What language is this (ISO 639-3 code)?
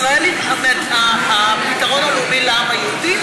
heb